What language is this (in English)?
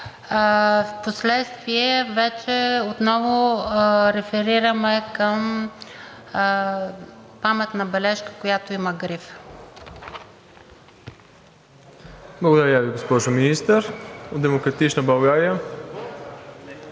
Bulgarian